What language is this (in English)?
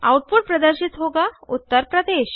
Hindi